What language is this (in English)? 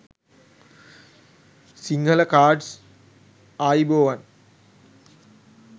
Sinhala